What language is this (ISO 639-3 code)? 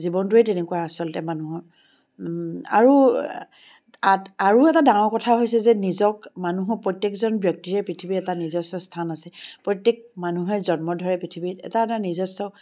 asm